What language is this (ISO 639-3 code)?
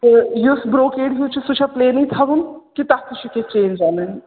kas